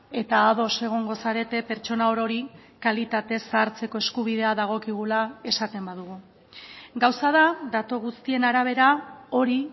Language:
Basque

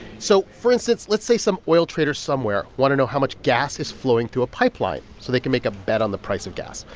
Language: English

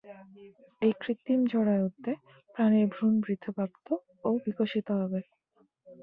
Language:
Bangla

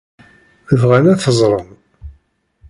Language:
Kabyle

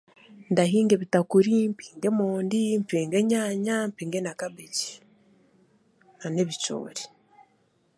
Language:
Chiga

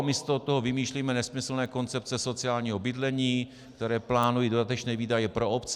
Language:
Czech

